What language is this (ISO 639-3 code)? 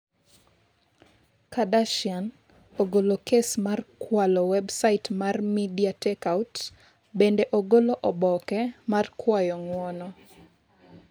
luo